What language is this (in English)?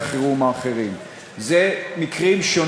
Hebrew